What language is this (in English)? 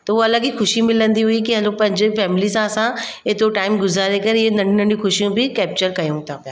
Sindhi